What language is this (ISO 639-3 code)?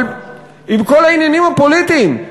heb